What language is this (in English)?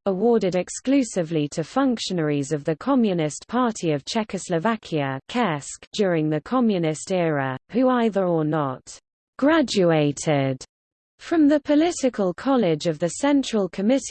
English